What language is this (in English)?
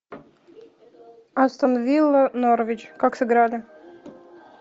Russian